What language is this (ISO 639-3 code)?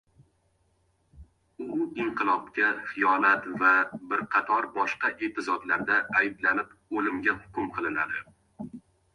uzb